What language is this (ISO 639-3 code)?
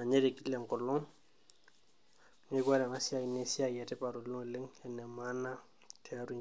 mas